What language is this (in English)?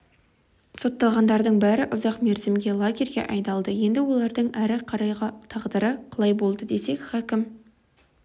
Kazakh